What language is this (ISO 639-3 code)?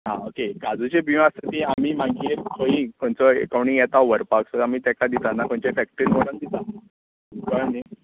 kok